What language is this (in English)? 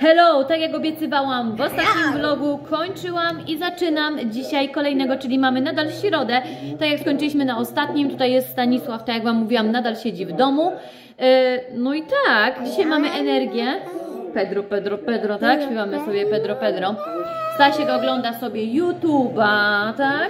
Polish